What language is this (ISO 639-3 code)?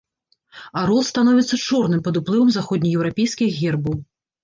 bel